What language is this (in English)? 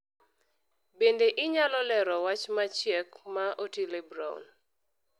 Luo (Kenya and Tanzania)